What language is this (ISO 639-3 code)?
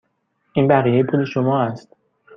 fas